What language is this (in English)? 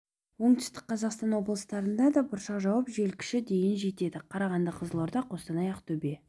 Kazakh